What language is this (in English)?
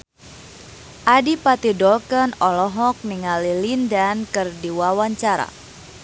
Sundanese